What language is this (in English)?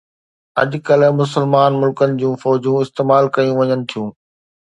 Sindhi